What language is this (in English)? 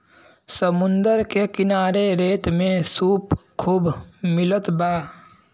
Bhojpuri